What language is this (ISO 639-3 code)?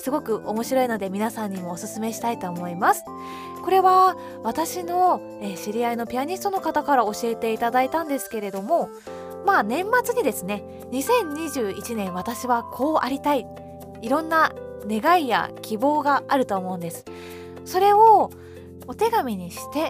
jpn